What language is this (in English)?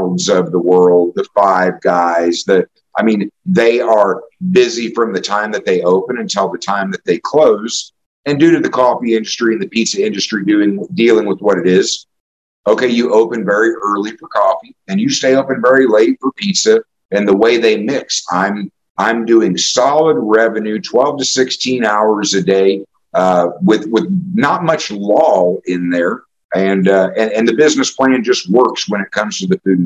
English